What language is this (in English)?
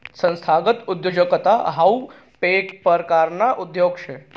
Marathi